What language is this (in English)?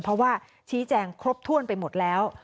Thai